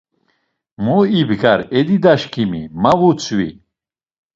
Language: Laz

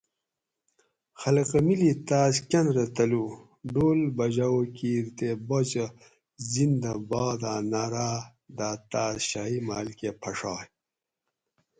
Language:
Gawri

